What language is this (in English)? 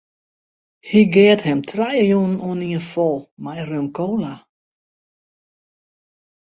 Western Frisian